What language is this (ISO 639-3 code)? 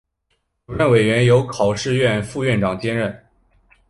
zho